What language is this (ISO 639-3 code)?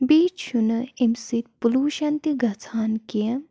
kas